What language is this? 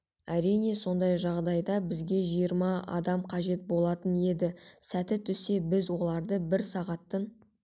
Kazakh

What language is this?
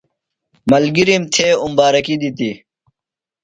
Phalura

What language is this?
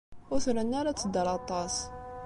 Kabyle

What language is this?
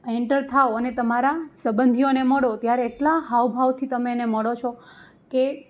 Gujarati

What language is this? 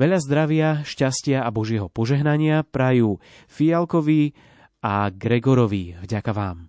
Slovak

